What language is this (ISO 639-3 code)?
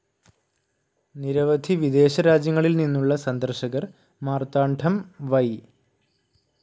mal